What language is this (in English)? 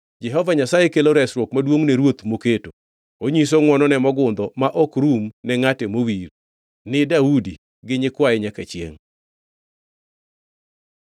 Luo (Kenya and Tanzania)